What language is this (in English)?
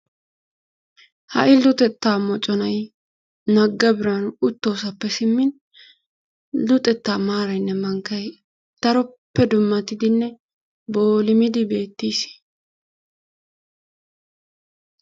Wolaytta